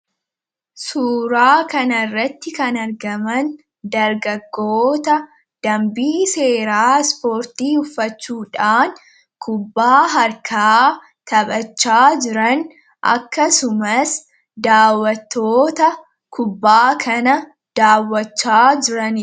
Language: Oromo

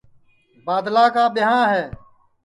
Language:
Sansi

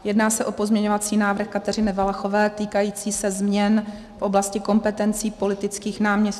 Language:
Czech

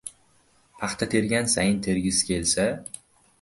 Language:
Uzbek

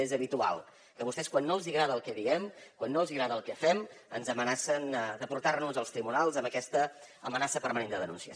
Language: Catalan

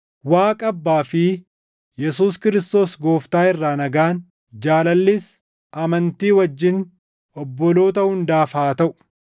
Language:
Oromo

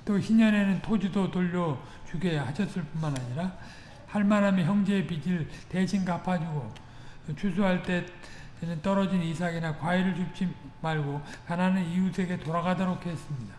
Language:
Korean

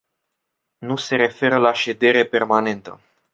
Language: Romanian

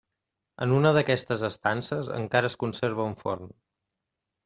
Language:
Catalan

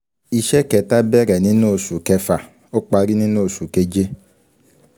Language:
Yoruba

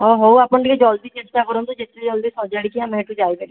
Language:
Odia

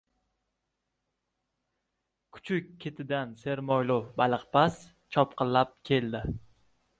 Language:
Uzbek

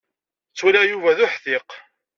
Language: Kabyle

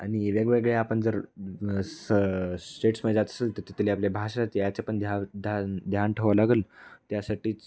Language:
Marathi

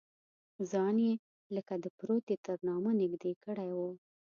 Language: Pashto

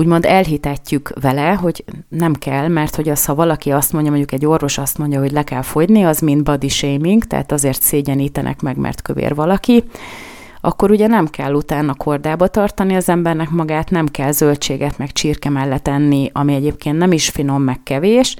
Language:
Hungarian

